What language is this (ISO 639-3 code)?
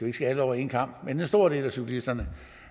dan